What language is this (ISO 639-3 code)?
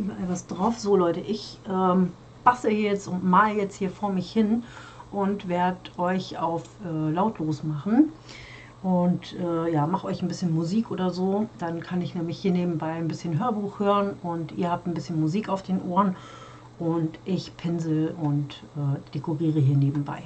deu